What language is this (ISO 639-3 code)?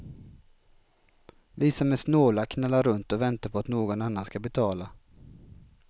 swe